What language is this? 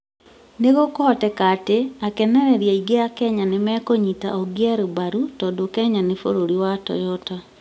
Kikuyu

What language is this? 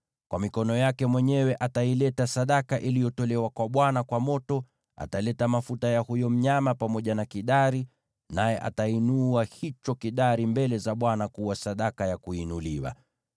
Swahili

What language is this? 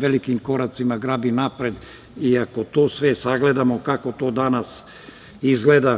Serbian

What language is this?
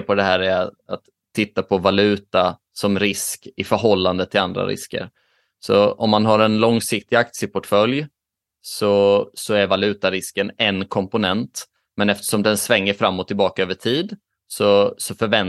Swedish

